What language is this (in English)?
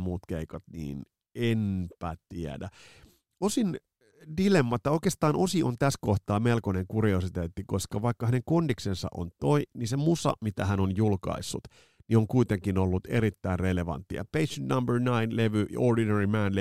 Finnish